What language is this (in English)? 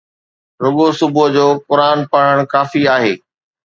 Sindhi